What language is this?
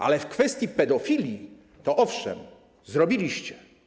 Polish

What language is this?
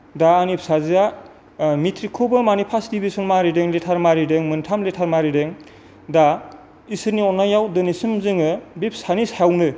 Bodo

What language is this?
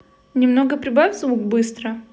Russian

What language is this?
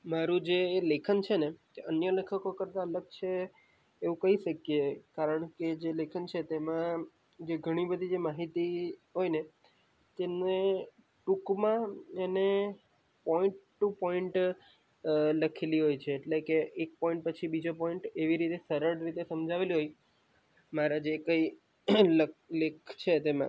Gujarati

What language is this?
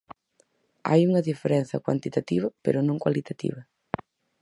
Galician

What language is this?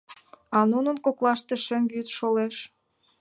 Mari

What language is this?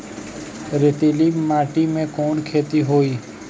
Bhojpuri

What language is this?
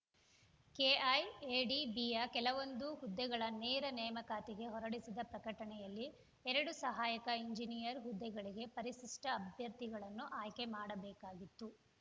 Kannada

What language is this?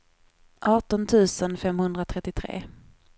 Swedish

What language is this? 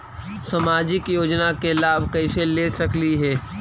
Magahi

